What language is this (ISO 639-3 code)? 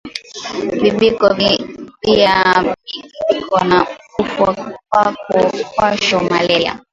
swa